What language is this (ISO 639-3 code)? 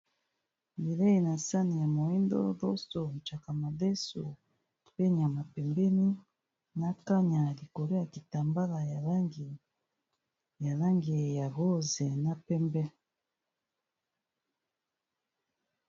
lin